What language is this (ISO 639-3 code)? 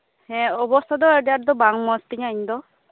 sat